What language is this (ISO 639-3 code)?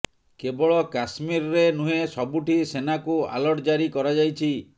ori